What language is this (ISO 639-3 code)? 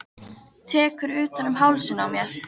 isl